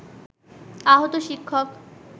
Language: Bangla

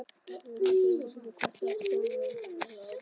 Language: Icelandic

